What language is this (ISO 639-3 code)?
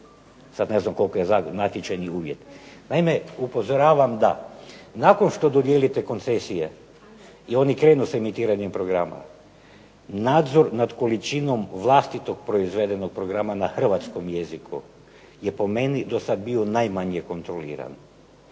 hrv